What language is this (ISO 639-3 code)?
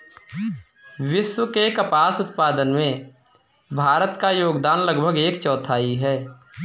hin